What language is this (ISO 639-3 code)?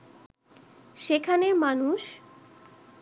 ben